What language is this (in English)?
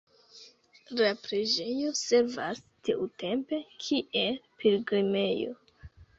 Esperanto